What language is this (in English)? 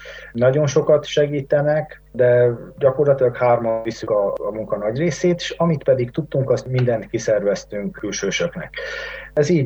Hungarian